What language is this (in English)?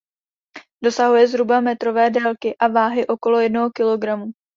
Czech